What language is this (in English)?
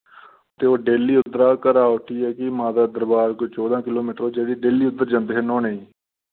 Dogri